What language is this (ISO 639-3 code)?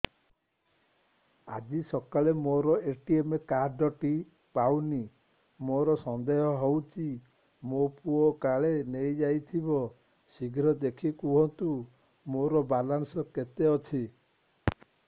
ori